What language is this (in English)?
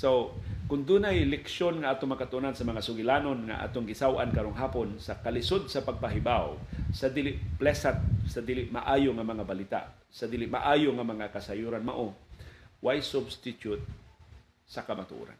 Filipino